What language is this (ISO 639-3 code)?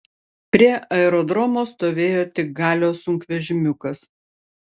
lit